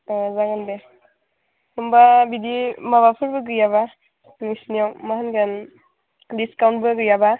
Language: Bodo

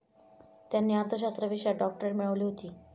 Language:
Marathi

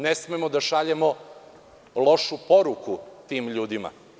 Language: Serbian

